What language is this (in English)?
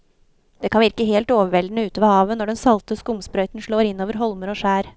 Norwegian